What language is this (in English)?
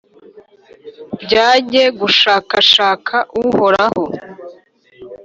Kinyarwanda